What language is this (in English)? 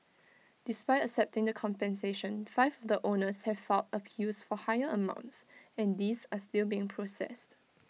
English